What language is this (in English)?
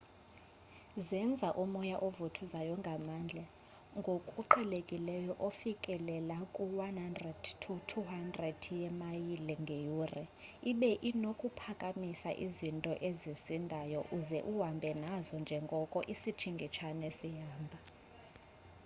Xhosa